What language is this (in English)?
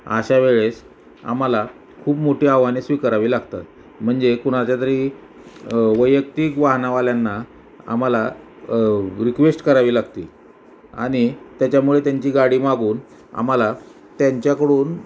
Marathi